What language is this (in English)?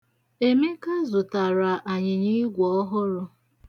Igbo